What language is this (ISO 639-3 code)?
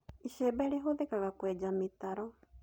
kik